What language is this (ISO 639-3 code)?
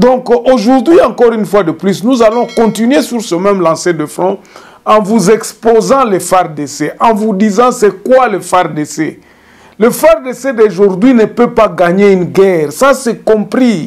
fra